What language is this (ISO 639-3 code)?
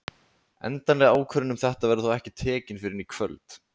isl